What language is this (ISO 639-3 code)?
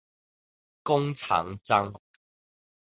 zho